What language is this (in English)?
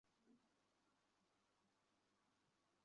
Bangla